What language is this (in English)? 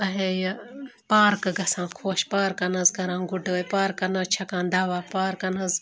Kashmiri